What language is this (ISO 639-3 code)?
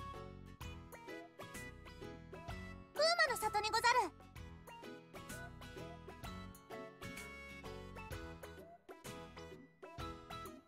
jpn